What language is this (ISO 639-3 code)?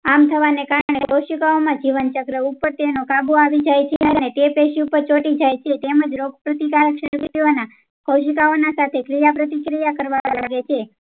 guj